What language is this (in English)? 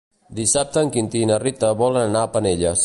Catalan